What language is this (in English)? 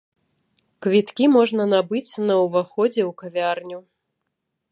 Belarusian